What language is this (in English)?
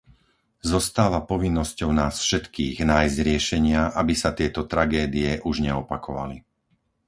Slovak